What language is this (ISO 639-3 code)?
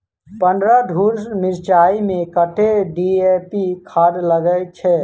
mai